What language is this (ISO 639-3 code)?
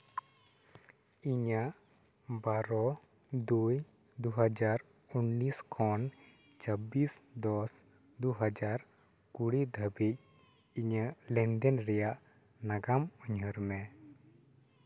sat